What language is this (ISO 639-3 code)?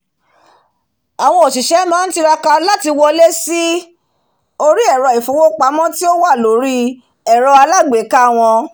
yor